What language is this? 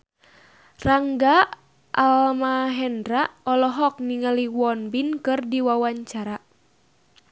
Sundanese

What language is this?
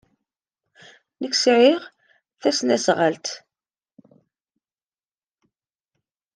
Kabyle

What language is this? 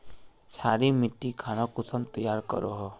Magahi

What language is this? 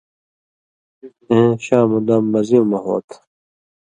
Indus Kohistani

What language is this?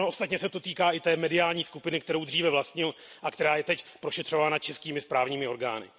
Czech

